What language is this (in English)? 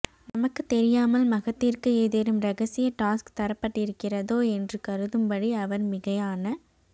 Tamil